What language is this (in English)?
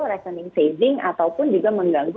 Indonesian